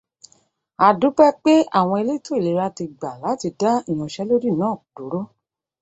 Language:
Yoruba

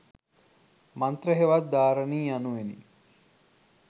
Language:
Sinhala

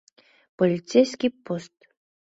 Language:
Mari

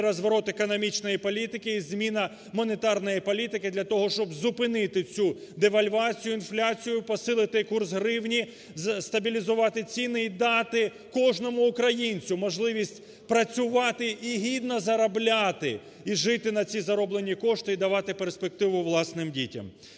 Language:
Ukrainian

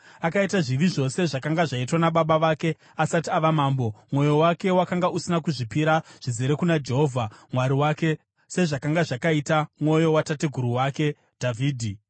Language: Shona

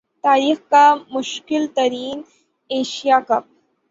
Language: Urdu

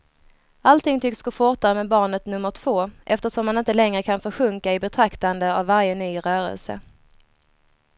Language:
Swedish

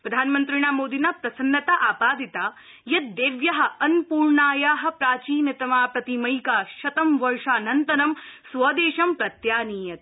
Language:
Sanskrit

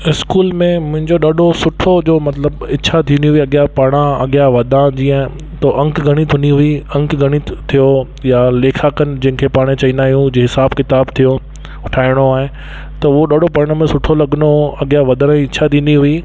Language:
Sindhi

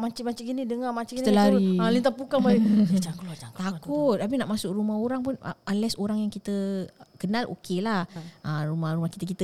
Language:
Malay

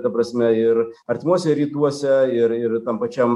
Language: Lithuanian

